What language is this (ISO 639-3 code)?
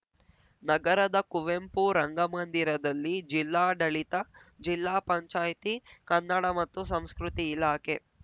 kan